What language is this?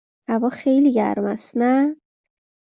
Persian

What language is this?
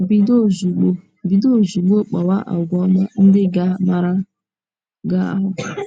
Igbo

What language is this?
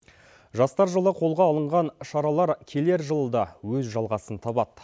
Kazakh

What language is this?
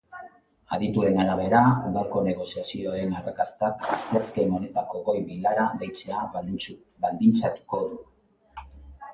Basque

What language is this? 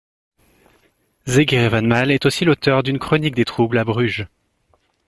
French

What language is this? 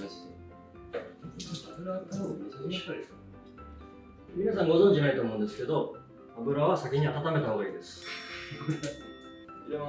Japanese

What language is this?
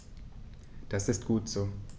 German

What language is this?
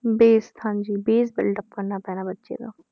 Punjabi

